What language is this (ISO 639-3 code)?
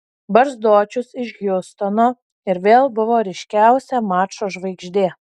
lit